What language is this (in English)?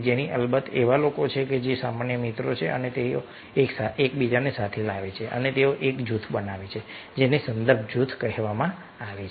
Gujarati